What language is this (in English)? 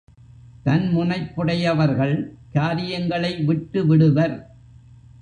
Tamil